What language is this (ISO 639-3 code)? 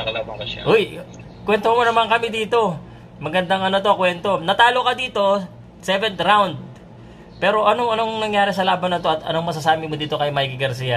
fil